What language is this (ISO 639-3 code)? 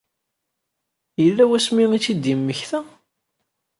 kab